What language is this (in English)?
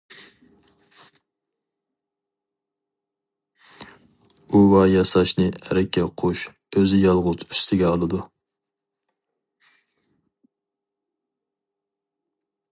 Uyghur